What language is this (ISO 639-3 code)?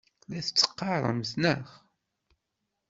kab